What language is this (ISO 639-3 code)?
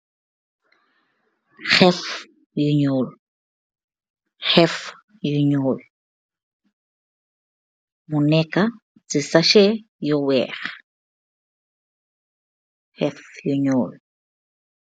wol